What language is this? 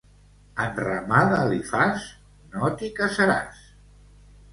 Catalan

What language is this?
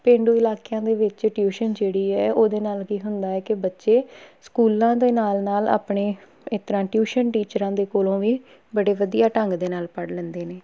Punjabi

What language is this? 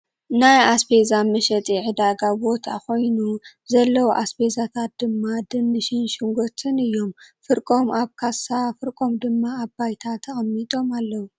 Tigrinya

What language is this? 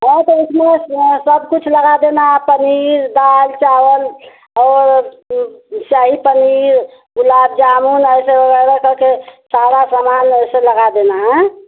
Hindi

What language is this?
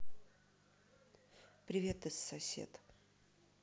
Russian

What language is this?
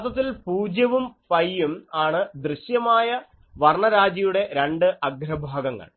Malayalam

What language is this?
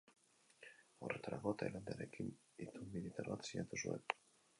Basque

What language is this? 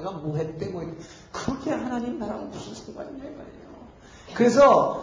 Korean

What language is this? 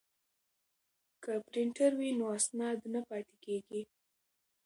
Pashto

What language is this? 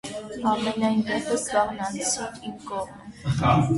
Armenian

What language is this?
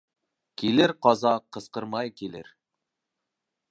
Bashkir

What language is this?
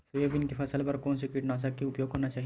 Chhattisgarhi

